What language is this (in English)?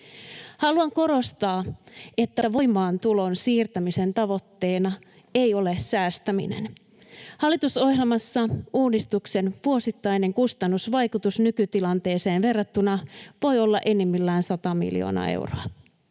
Finnish